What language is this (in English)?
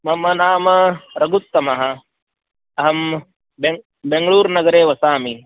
Sanskrit